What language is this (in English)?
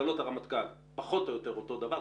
Hebrew